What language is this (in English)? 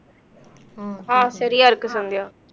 Tamil